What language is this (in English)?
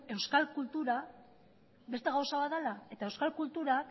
Basque